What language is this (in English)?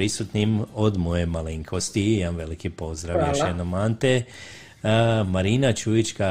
Croatian